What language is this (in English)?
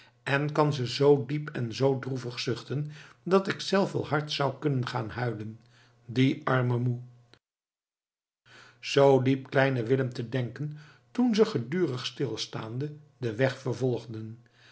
Dutch